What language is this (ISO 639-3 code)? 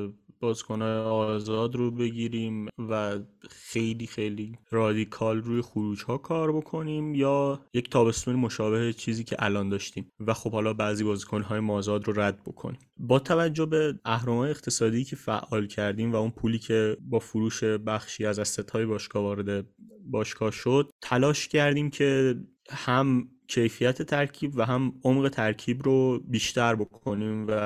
fas